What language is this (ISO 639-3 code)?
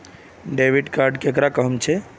mag